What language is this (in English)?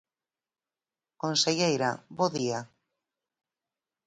Galician